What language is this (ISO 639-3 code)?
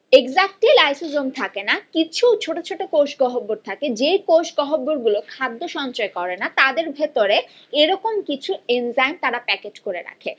ben